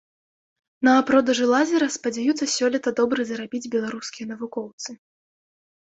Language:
Belarusian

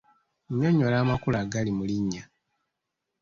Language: Ganda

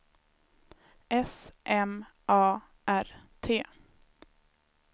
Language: Swedish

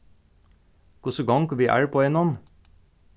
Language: Faroese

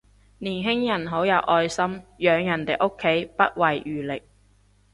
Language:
Cantonese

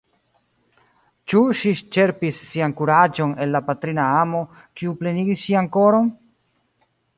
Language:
Esperanto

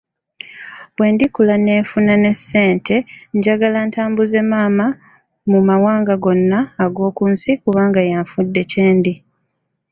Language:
Ganda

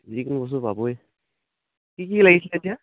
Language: Assamese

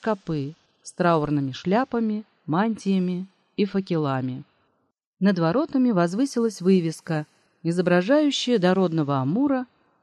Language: Russian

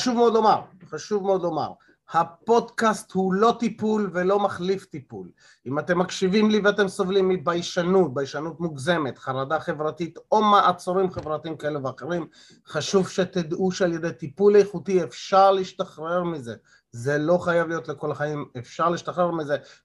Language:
Hebrew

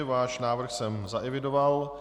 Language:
Czech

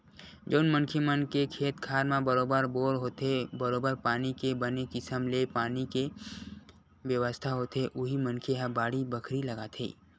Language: Chhattisgarhi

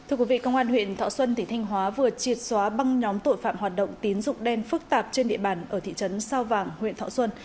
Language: Vietnamese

